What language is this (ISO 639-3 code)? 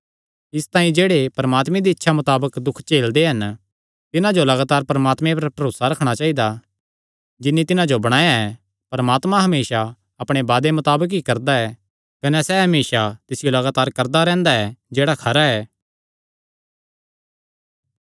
xnr